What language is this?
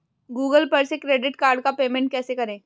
Hindi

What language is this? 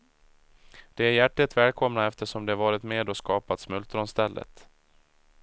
Swedish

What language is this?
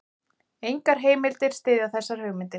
Icelandic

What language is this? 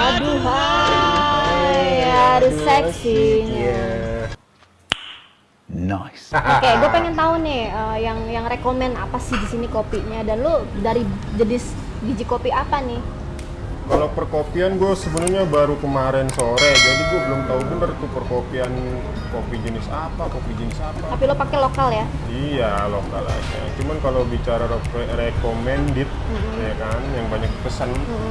Indonesian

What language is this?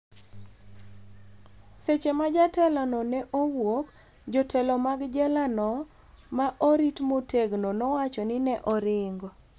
Luo (Kenya and Tanzania)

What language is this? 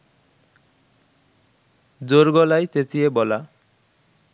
Bangla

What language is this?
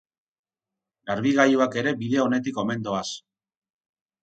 Basque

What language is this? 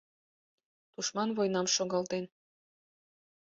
Mari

